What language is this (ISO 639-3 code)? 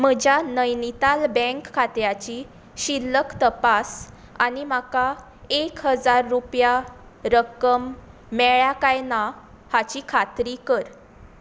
kok